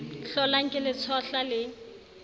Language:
Southern Sotho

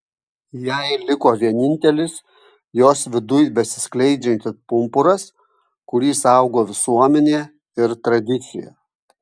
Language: Lithuanian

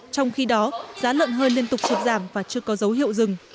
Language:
Vietnamese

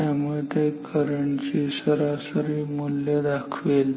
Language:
Marathi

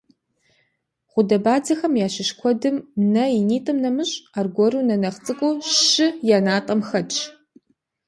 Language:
Kabardian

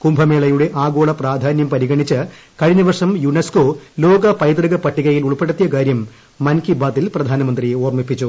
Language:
Malayalam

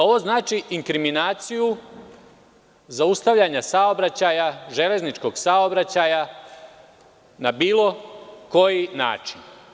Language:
Serbian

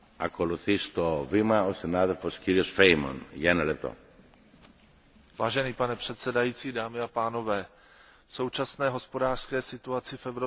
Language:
Czech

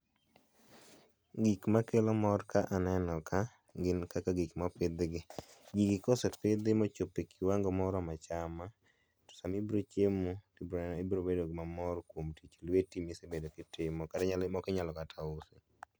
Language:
Luo (Kenya and Tanzania)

